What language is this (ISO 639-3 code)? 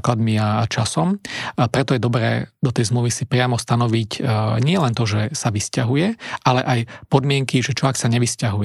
slk